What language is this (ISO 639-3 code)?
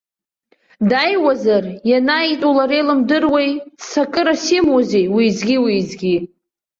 abk